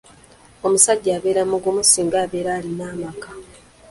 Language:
Ganda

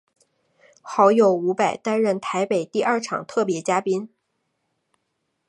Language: Chinese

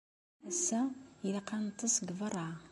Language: Kabyle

